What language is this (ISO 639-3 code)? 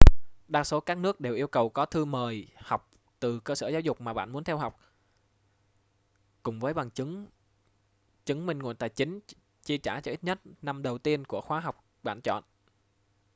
vie